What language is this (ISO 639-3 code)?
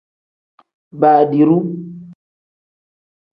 kdh